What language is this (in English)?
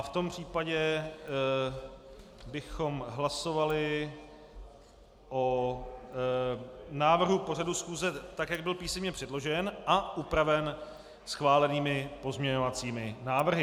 Czech